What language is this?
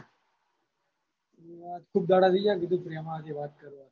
Gujarati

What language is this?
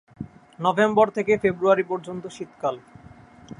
Bangla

